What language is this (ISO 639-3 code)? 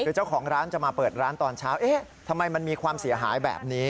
tha